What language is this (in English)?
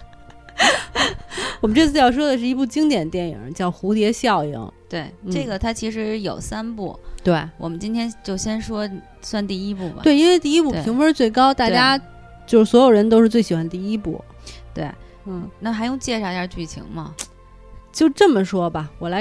Chinese